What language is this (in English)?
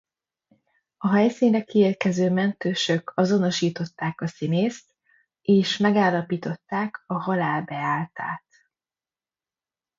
Hungarian